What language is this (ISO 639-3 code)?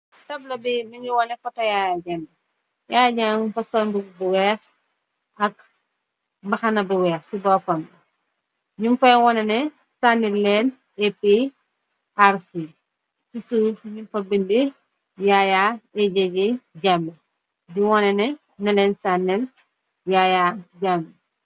wol